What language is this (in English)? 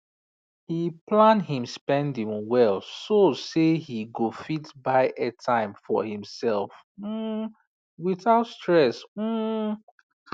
Nigerian Pidgin